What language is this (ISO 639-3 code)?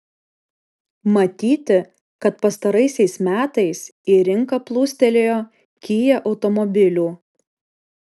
lit